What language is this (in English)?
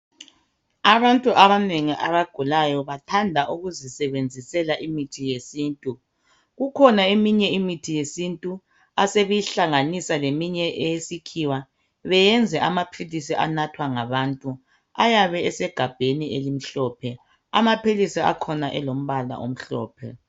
North Ndebele